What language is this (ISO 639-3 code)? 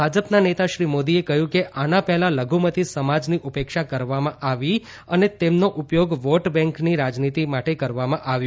guj